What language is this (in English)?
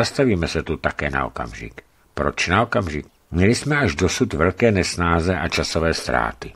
Czech